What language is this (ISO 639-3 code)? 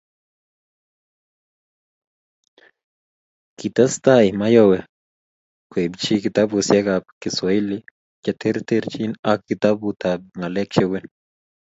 kln